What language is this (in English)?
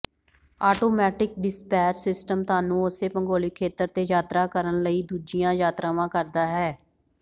Punjabi